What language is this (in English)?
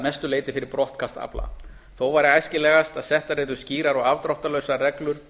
Icelandic